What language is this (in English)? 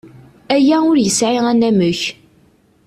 Kabyle